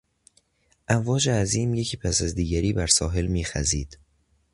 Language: Persian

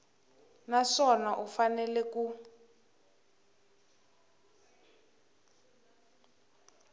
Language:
Tsonga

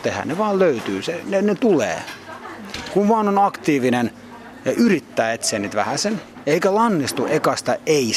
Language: Finnish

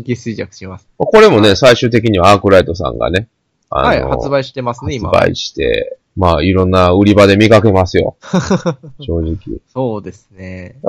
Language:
Japanese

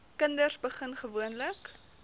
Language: Afrikaans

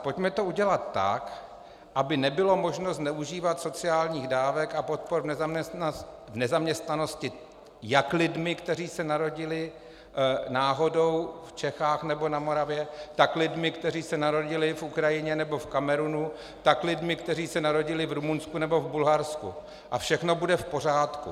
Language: Czech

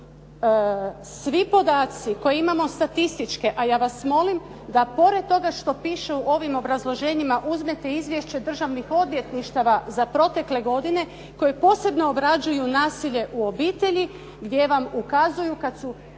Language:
Croatian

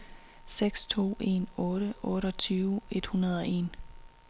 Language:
Danish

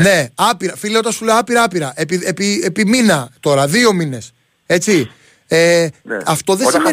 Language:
Greek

